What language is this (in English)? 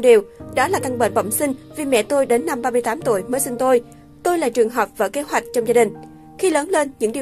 Vietnamese